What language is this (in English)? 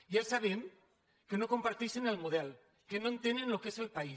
Catalan